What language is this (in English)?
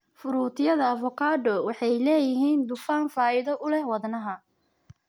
Somali